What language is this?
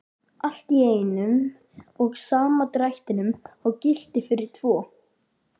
Icelandic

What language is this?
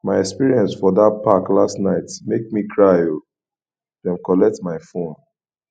Nigerian Pidgin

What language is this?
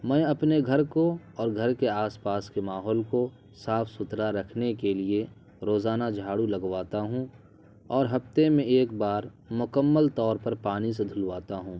Urdu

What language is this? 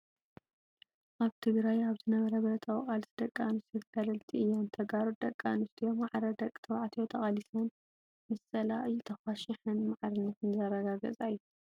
Tigrinya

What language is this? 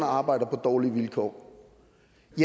Danish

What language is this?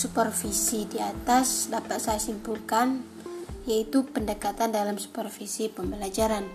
Indonesian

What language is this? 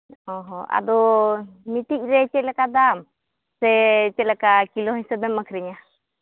Santali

